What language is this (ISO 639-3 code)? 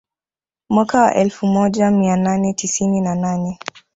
swa